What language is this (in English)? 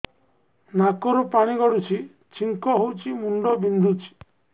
Odia